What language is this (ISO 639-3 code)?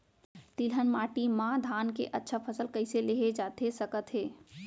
hne